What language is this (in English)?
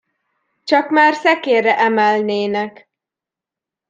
Hungarian